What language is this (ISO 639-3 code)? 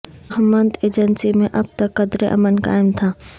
urd